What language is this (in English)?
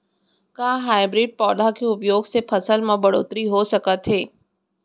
Chhattisgarhi